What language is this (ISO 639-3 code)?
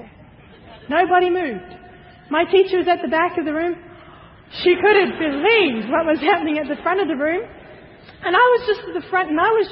eng